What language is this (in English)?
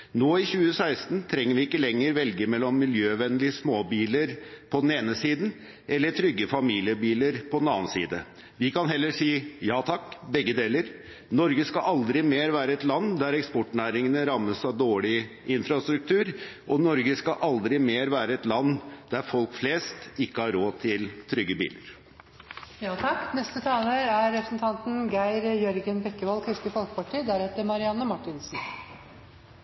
Norwegian Bokmål